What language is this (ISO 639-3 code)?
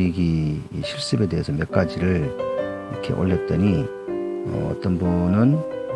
kor